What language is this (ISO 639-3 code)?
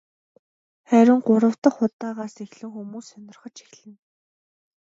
mon